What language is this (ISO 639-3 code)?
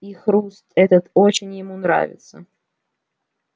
rus